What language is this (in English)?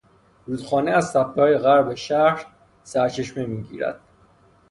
Persian